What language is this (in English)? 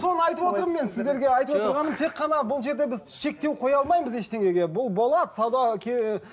Kazakh